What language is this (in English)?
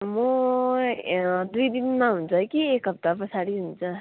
Nepali